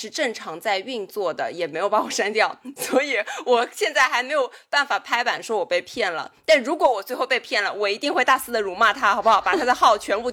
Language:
Chinese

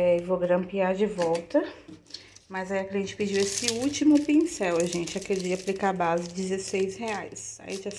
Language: Portuguese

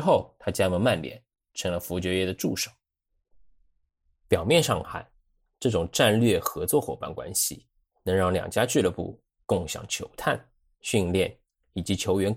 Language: Chinese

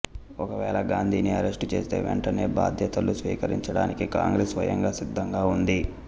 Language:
Telugu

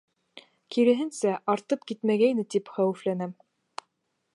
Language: Bashkir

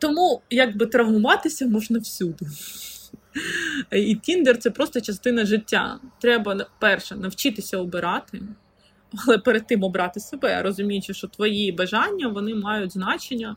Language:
Ukrainian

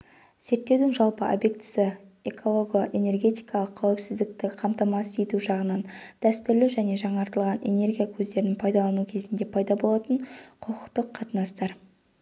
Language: Kazakh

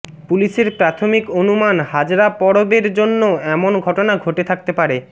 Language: Bangla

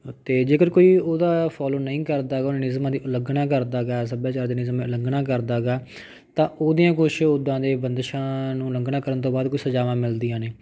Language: Punjabi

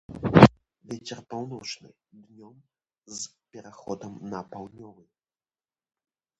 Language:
Belarusian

